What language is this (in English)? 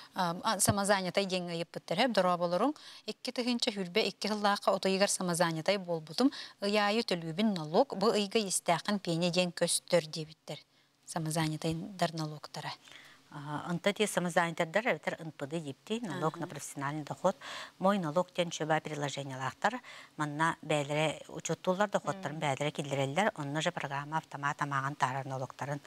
Turkish